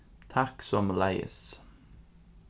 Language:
Faroese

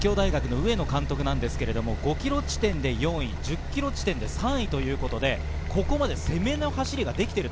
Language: Japanese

